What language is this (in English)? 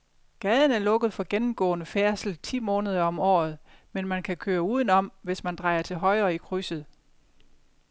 Danish